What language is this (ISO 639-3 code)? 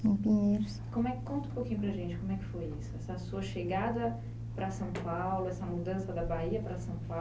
por